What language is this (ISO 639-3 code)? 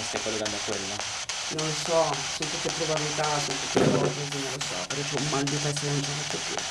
ita